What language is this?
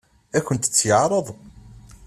Kabyle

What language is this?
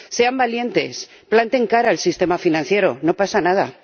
Spanish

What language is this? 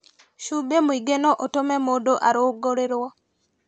Kikuyu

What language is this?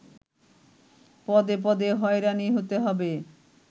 Bangla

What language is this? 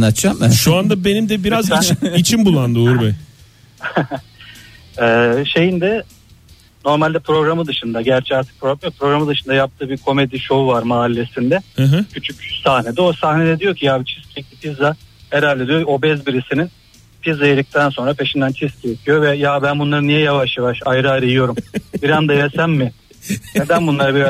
Turkish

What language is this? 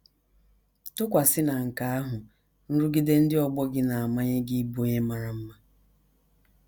Igbo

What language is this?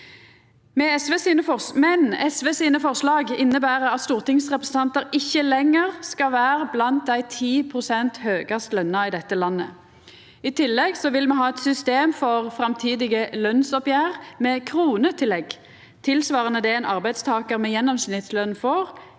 Norwegian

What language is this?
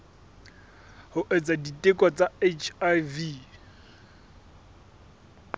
Southern Sotho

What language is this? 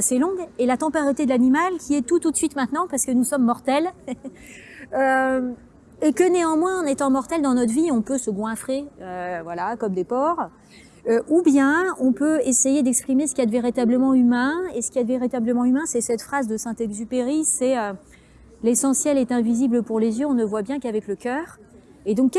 French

